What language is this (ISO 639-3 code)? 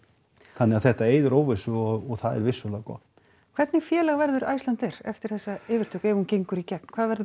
isl